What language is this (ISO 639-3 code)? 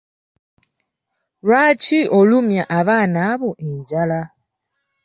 lug